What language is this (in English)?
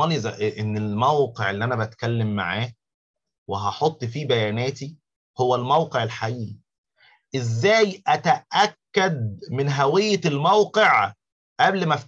Arabic